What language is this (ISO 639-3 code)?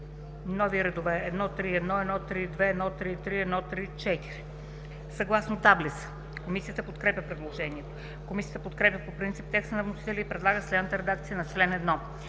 bul